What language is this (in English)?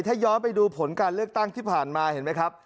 Thai